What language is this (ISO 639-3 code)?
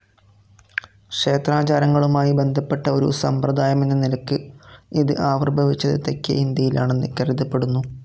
mal